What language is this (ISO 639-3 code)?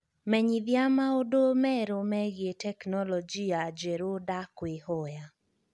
kik